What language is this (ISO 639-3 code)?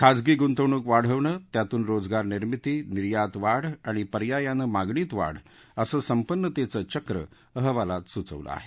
mar